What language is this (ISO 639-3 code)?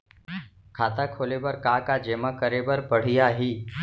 hne